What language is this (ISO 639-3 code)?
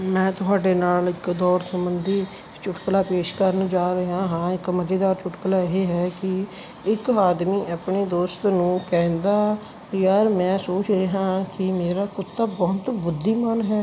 pan